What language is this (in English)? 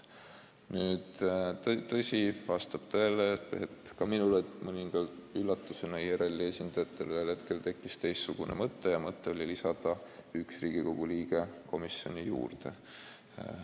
Estonian